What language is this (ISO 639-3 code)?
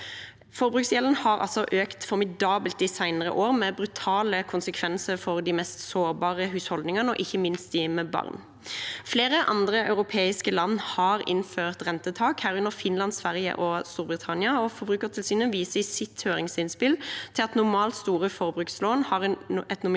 nor